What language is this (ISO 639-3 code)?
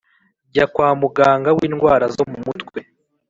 kin